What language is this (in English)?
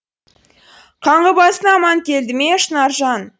Kazakh